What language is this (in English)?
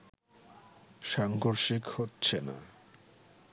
Bangla